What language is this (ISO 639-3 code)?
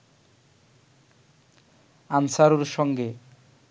ben